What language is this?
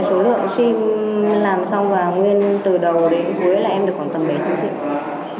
Vietnamese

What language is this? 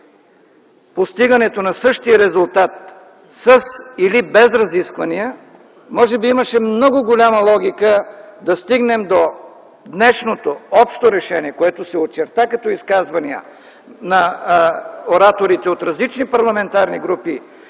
Bulgarian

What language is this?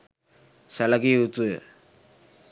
Sinhala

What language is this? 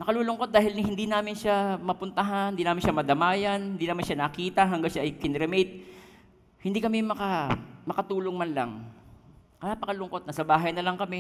Filipino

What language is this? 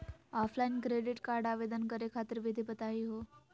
Magahi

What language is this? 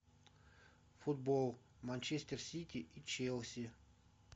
Russian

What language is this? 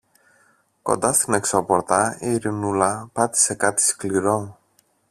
Greek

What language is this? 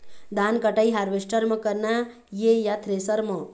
Chhattisgarhi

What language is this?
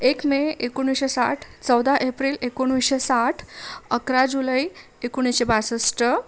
Marathi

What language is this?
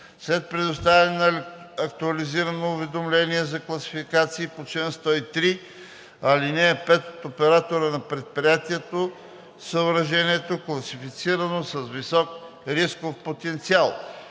Bulgarian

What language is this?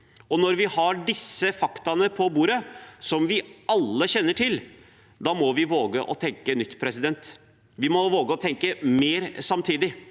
Norwegian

